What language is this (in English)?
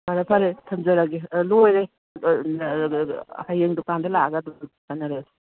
Manipuri